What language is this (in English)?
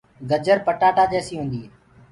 Gurgula